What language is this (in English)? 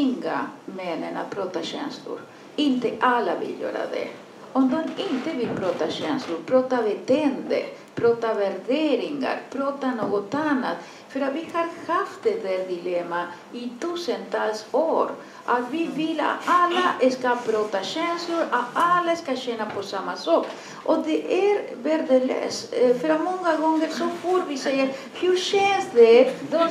Swedish